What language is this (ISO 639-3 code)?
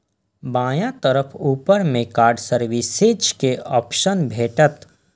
mai